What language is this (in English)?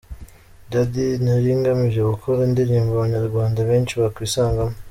Kinyarwanda